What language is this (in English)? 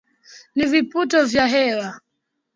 Swahili